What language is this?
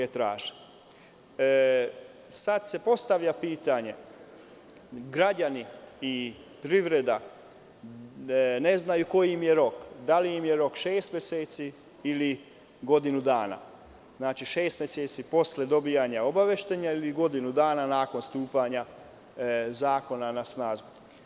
Serbian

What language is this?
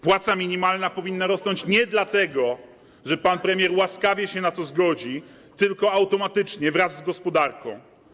Polish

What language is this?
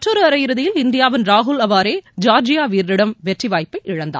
Tamil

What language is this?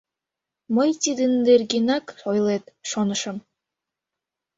Mari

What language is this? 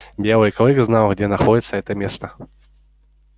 Russian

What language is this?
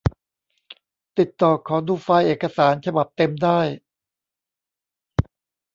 Thai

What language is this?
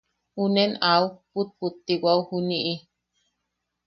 Yaqui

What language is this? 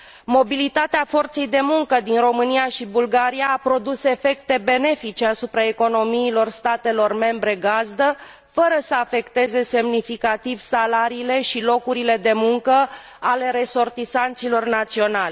Romanian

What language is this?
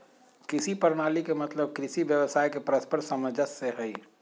Magahi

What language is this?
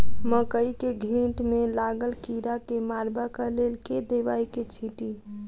Maithili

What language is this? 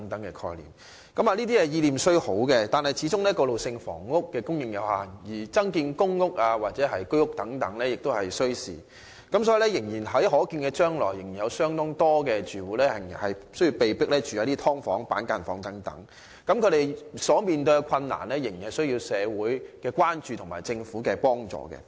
Cantonese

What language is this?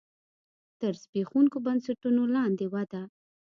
Pashto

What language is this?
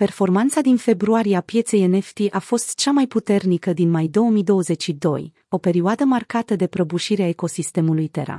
Romanian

